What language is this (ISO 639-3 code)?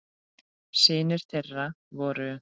isl